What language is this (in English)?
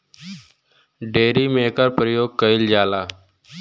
Bhojpuri